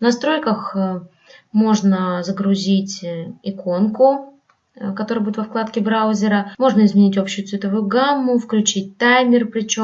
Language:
Russian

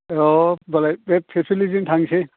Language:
Bodo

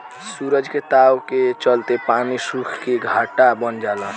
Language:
Bhojpuri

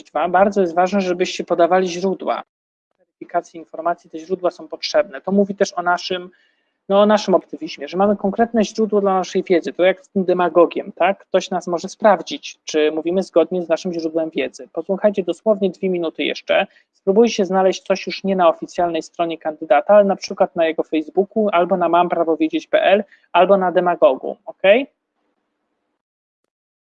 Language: Polish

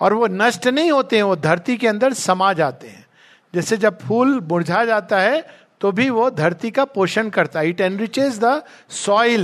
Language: Hindi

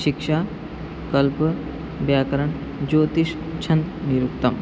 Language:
Sanskrit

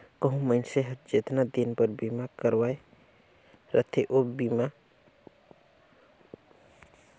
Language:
Chhattisgarhi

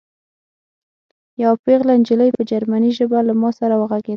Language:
Pashto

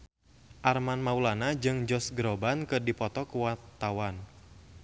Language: Sundanese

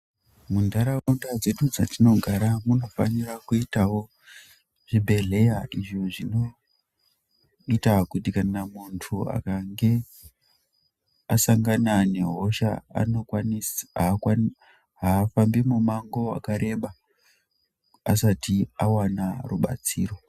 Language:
Ndau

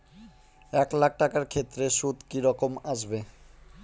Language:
Bangla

